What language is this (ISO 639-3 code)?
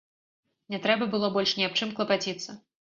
bel